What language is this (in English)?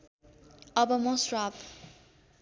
Nepali